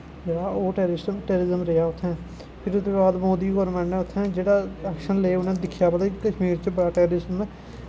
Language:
Dogri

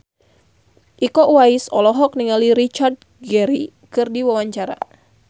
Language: Sundanese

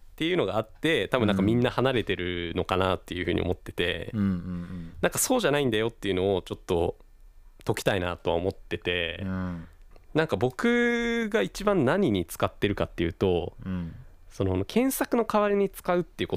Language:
Japanese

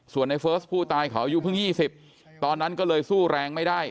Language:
Thai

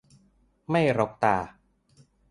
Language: Thai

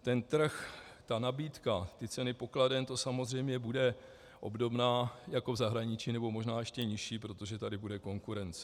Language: Czech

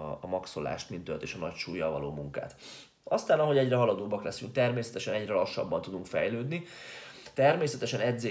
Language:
Hungarian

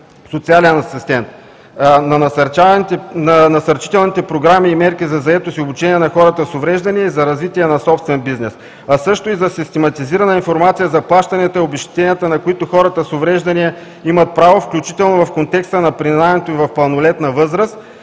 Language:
Bulgarian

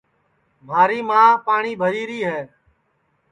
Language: Sansi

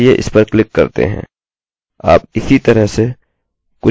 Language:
Hindi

